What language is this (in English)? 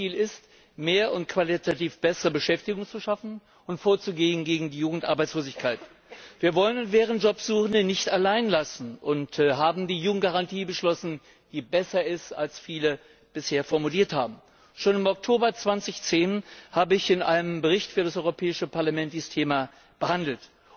German